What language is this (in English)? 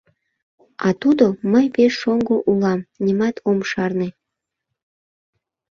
Mari